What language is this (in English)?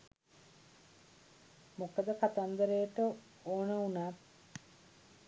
Sinhala